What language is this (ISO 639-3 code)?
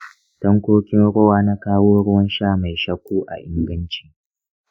hau